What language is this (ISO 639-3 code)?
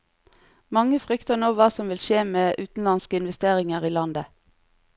nor